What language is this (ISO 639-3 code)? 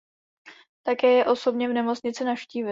ces